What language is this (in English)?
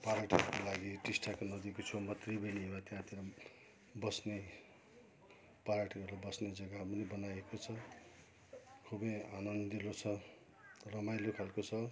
Nepali